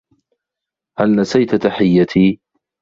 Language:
Arabic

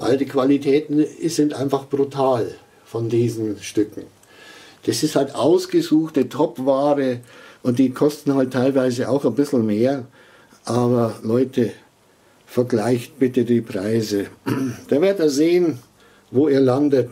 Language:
German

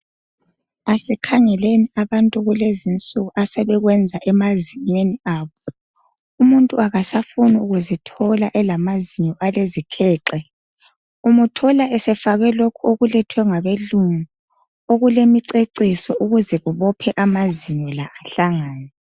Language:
North Ndebele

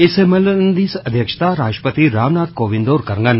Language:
Dogri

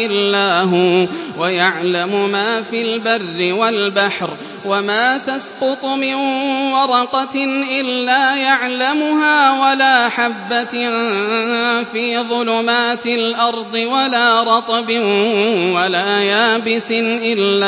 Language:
Arabic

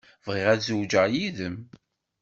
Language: Kabyle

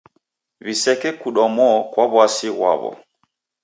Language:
Taita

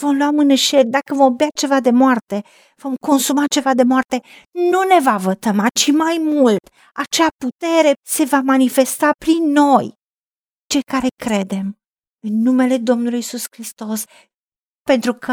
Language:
Romanian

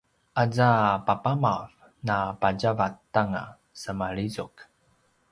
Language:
Paiwan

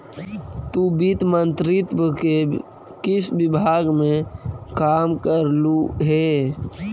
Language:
Magahi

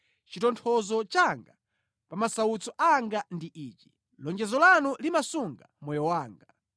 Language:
Nyanja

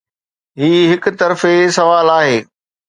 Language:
Sindhi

